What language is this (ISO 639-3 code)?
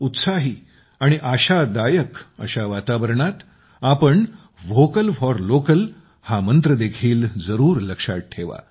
mar